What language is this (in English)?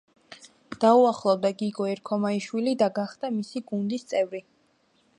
Georgian